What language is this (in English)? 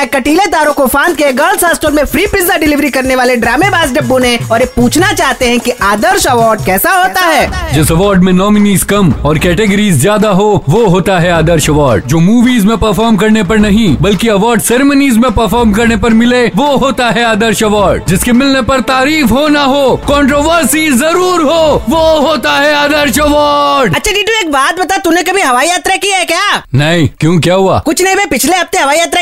Hindi